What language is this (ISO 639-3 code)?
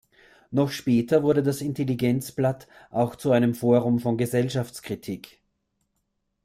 deu